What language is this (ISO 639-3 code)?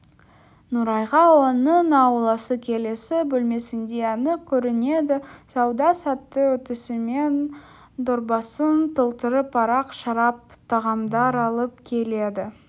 kaz